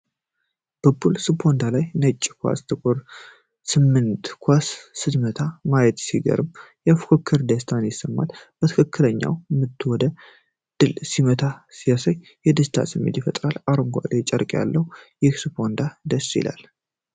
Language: Amharic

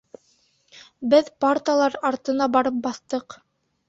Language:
Bashkir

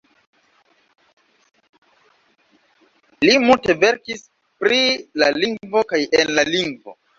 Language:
Esperanto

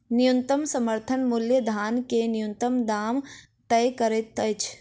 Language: Maithili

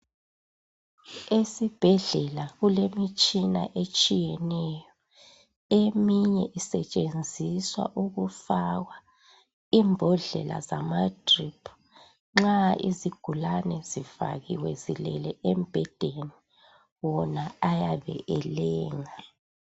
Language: North Ndebele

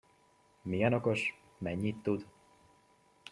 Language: Hungarian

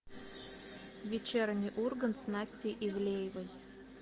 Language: Russian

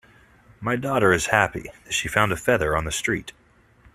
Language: English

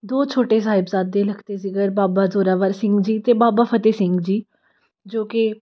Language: Punjabi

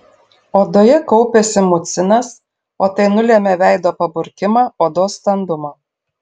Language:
Lithuanian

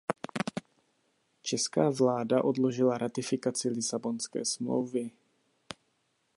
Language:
Czech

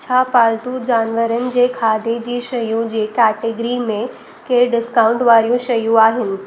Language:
Sindhi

